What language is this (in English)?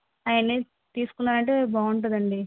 Telugu